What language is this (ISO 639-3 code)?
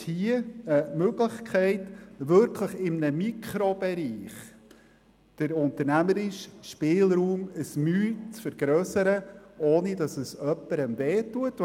gsw